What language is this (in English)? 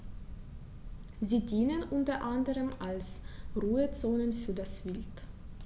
German